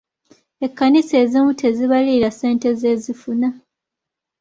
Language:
Ganda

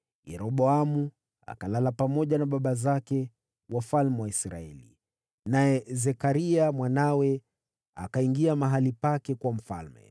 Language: Swahili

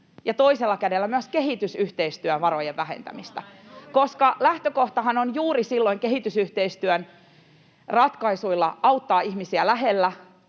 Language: Finnish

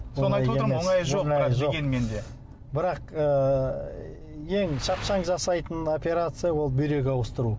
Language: Kazakh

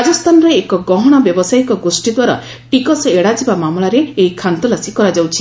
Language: Odia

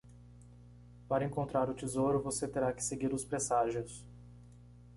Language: Portuguese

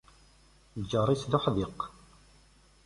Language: Kabyle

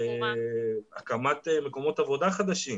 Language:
Hebrew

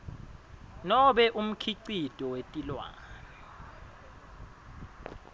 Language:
Swati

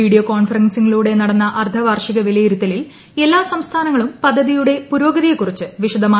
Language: Malayalam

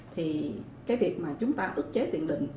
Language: Vietnamese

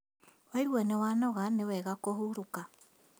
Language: Kikuyu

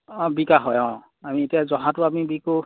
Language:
Assamese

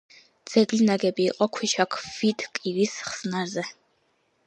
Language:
Georgian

